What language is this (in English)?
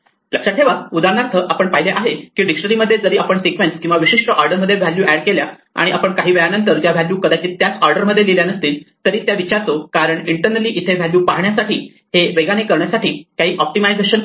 Marathi